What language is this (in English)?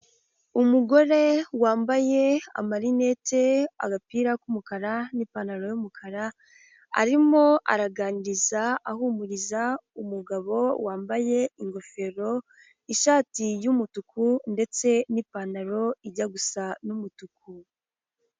Kinyarwanda